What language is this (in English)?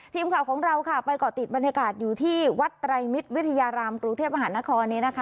Thai